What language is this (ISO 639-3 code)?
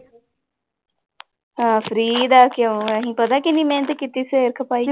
pan